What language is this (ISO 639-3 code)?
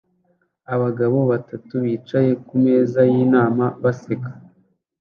kin